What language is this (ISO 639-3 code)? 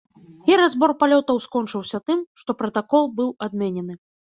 bel